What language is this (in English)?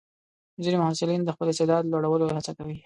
Pashto